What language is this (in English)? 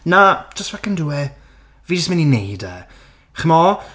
Welsh